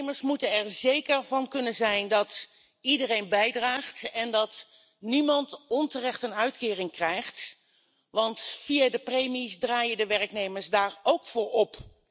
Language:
Dutch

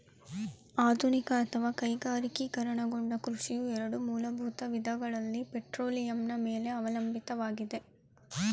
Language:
Kannada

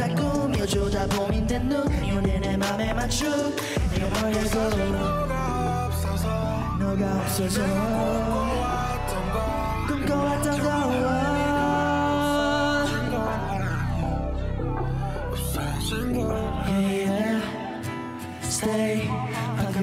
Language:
Korean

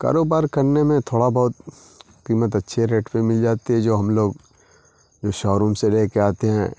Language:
Urdu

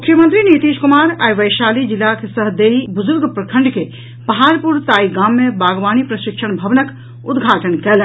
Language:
Maithili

